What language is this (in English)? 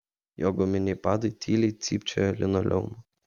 Lithuanian